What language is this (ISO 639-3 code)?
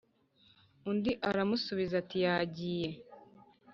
kin